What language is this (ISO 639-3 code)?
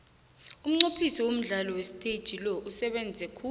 nbl